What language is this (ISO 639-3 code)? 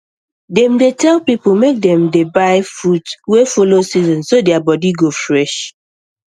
pcm